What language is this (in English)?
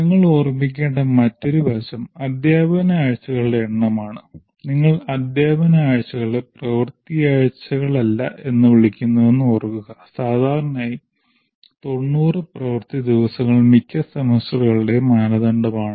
Malayalam